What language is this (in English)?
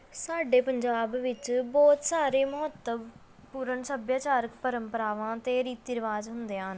Punjabi